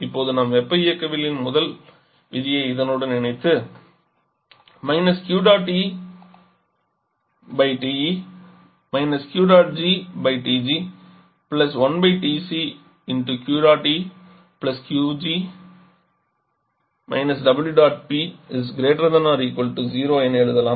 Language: Tamil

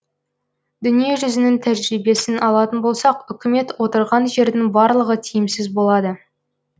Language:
Kazakh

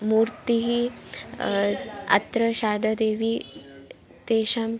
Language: Sanskrit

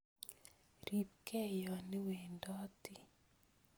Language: Kalenjin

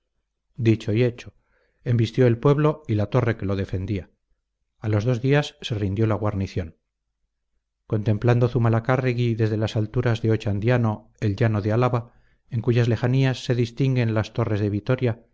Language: Spanish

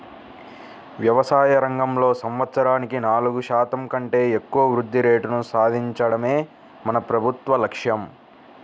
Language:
Telugu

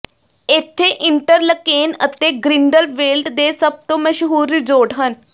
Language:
Punjabi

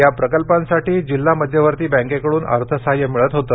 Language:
Marathi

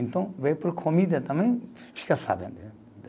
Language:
Portuguese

